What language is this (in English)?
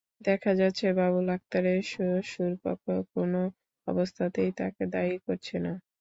Bangla